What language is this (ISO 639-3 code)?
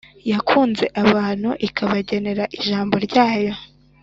kin